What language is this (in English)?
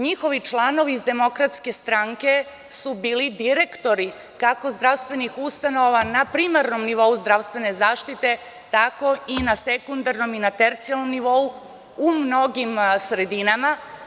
Serbian